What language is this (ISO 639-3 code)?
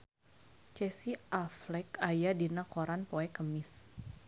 sun